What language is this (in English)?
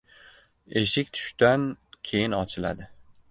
Uzbek